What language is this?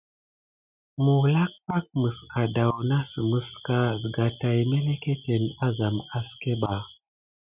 Gidar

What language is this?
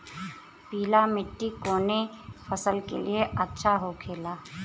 Bhojpuri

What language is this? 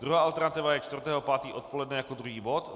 Czech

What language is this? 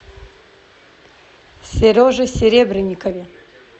Russian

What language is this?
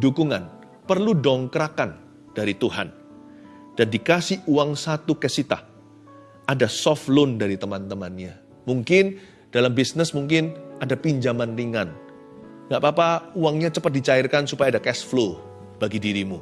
Indonesian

